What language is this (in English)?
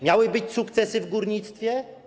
Polish